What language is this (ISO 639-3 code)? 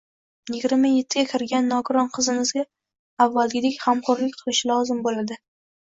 uzb